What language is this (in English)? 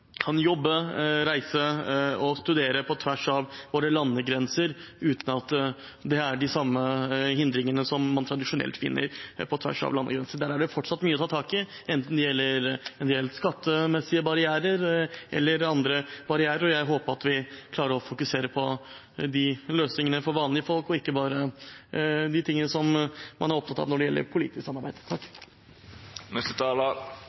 Norwegian Bokmål